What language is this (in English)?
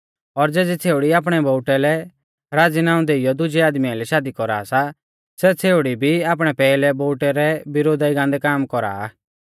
Mahasu Pahari